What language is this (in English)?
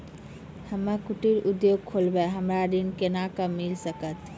Maithili